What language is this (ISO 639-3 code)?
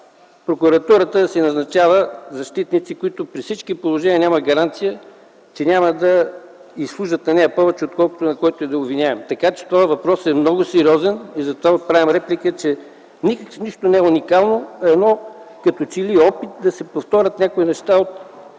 bul